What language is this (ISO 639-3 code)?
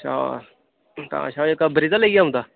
doi